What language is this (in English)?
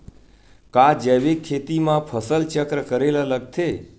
Chhattisgarhi